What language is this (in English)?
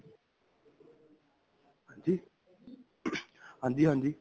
Punjabi